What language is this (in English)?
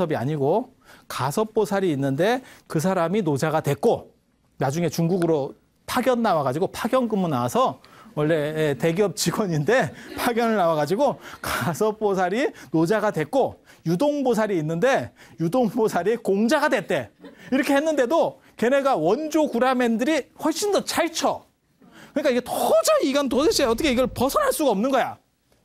Korean